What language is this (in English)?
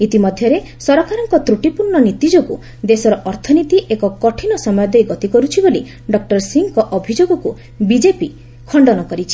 Odia